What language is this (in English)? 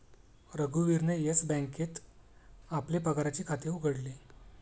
Marathi